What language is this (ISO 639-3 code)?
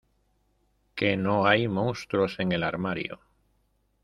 spa